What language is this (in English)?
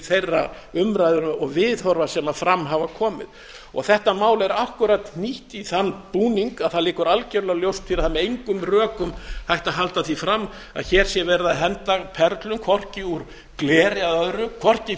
Icelandic